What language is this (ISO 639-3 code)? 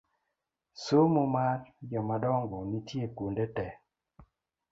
luo